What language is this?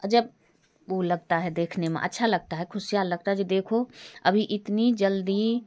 Hindi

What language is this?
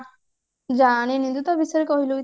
Odia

